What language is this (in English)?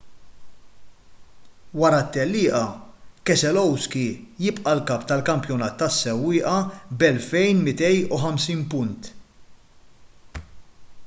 Maltese